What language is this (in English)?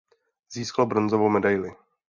Czech